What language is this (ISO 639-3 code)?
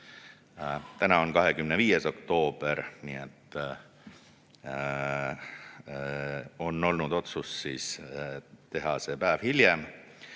est